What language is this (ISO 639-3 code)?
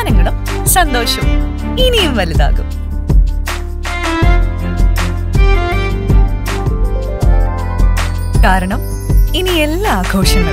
ara